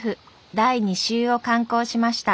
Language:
Japanese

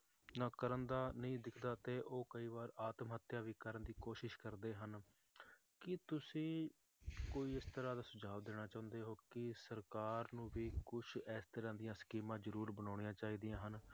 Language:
Punjabi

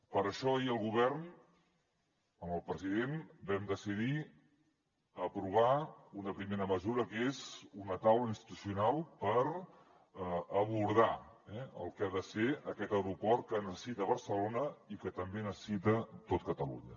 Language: Catalan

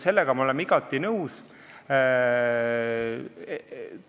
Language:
Estonian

